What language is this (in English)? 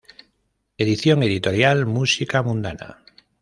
Spanish